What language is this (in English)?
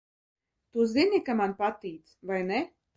Latvian